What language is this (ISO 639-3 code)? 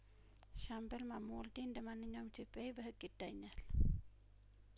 amh